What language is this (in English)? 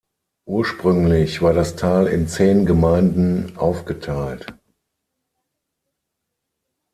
German